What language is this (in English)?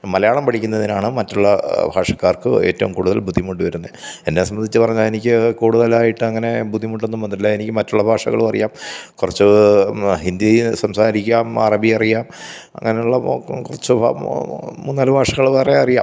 Malayalam